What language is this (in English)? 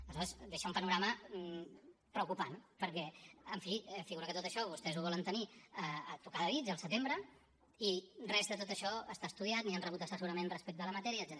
Catalan